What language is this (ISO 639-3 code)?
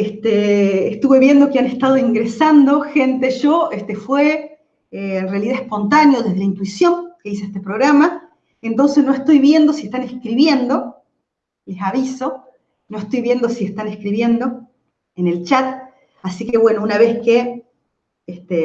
spa